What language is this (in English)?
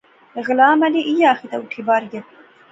Pahari-Potwari